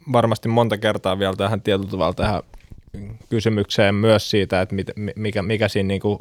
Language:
Finnish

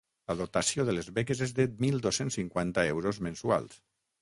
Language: Catalan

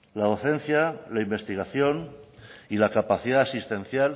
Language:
Spanish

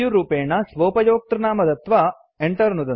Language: Sanskrit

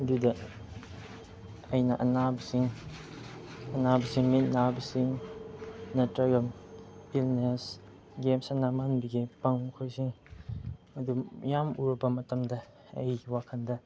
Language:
Manipuri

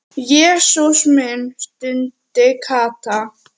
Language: Icelandic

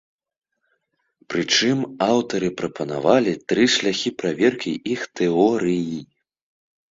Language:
Belarusian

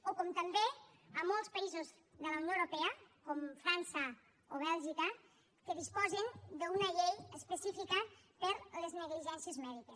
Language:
Catalan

